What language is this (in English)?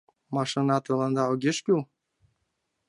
Mari